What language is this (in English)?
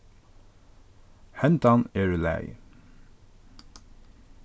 Faroese